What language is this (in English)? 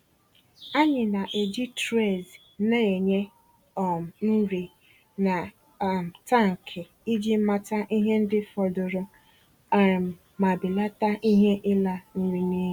Igbo